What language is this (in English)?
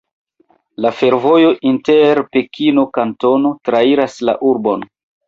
Esperanto